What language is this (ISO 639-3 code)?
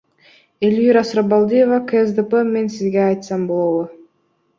kir